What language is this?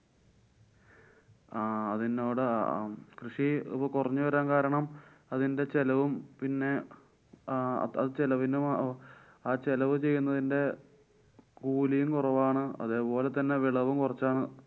Malayalam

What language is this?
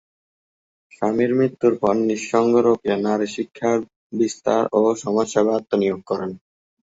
Bangla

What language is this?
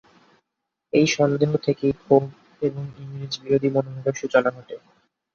Bangla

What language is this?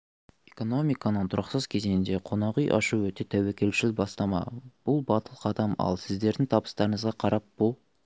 Kazakh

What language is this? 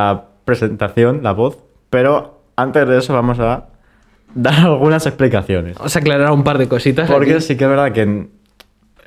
Spanish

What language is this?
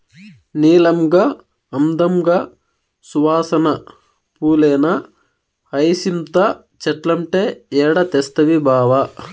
Telugu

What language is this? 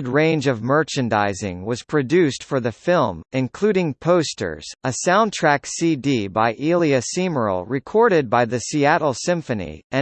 English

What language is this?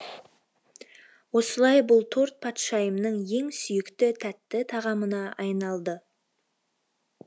Kazakh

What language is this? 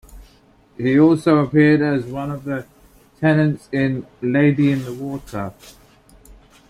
English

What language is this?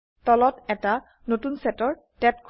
Assamese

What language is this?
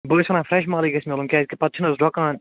Kashmiri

